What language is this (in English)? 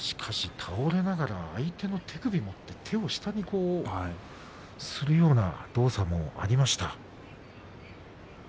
Japanese